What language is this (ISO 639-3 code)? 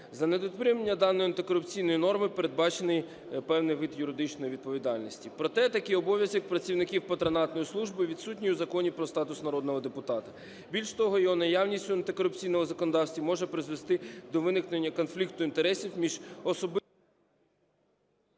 ukr